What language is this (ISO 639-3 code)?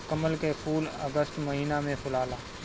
bho